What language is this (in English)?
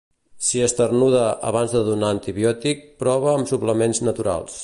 Catalan